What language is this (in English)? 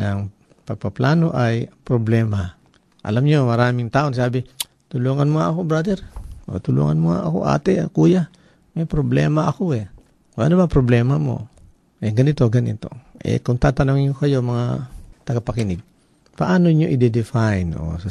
Filipino